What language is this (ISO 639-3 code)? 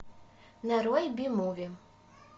rus